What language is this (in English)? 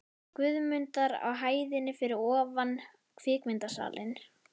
Icelandic